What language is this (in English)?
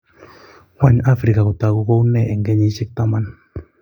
Kalenjin